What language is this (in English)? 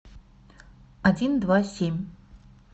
Russian